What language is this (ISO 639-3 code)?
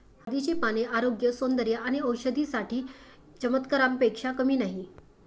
mar